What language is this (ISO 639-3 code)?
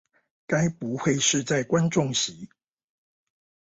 zho